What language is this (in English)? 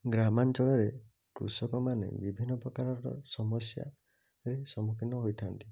Odia